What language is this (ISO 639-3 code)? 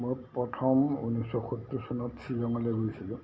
asm